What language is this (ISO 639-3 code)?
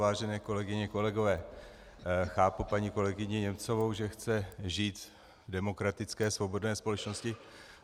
ces